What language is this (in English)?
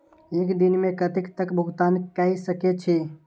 Maithili